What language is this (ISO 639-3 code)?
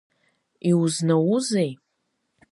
abk